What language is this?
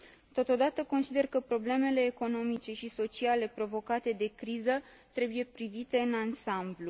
Romanian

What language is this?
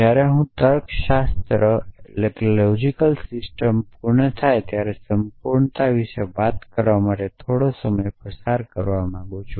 Gujarati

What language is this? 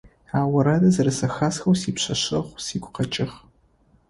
Adyghe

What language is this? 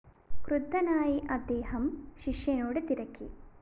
Malayalam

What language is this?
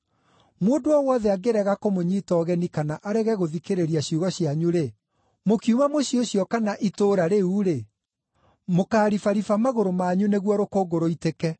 Kikuyu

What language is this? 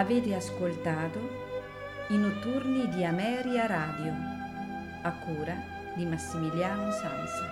Italian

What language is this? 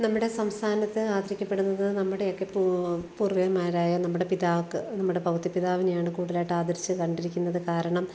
Malayalam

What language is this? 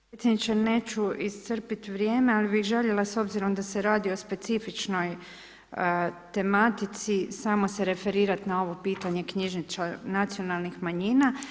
Croatian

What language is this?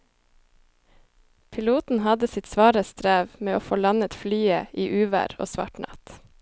Norwegian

